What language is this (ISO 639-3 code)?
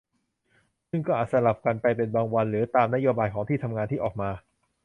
tha